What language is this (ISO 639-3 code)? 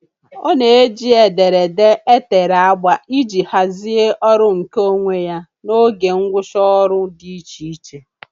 ibo